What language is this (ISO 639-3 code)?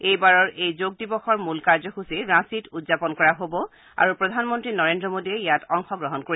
asm